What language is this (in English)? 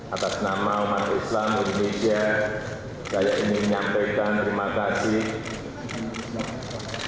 Indonesian